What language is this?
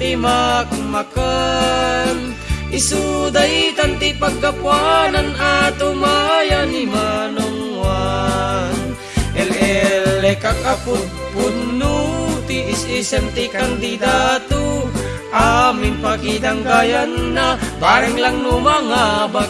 Indonesian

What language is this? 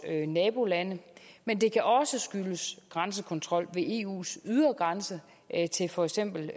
Danish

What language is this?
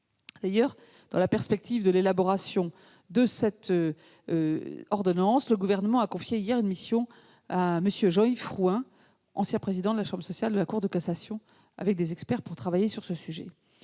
French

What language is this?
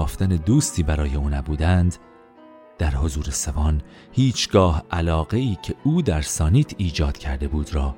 Persian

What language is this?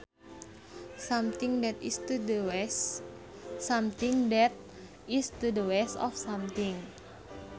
Sundanese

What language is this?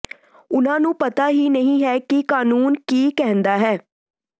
Punjabi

